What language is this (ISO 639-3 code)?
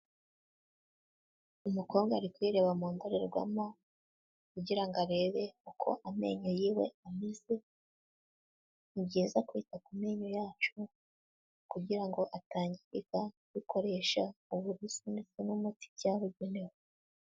kin